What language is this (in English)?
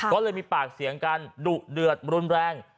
Thai